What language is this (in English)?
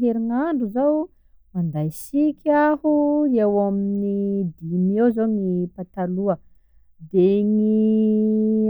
Sakalava Malagasy